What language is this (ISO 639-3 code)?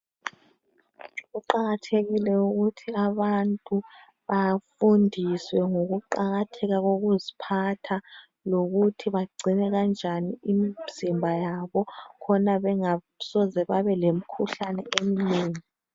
nde